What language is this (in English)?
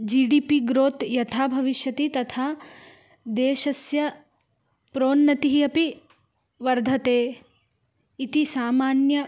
Sanskrit